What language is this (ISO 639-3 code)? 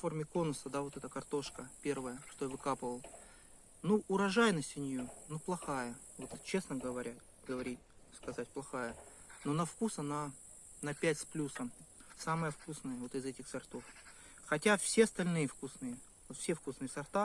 rus